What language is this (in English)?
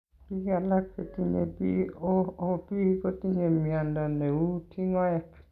Kalenjin